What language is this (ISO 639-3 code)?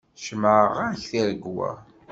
kab